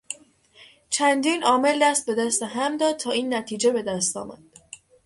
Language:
Persian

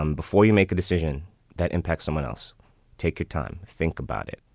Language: English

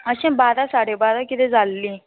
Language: Konkani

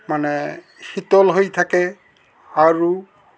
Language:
Assamese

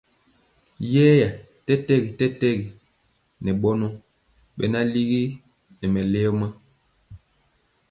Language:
Mpiemo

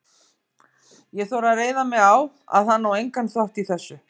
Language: Icelandic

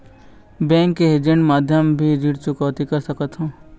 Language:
Chhattisgarhi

